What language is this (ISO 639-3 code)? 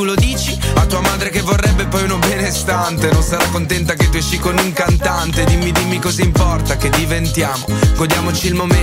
hrv